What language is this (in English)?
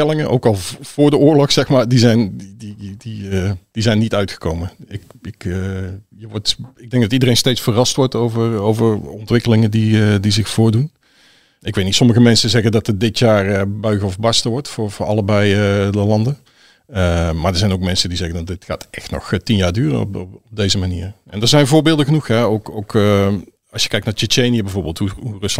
Dutch